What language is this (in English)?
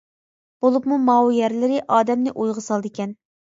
Uyghur